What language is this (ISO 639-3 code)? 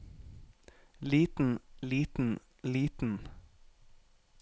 nor